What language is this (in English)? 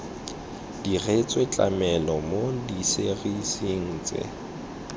Tswana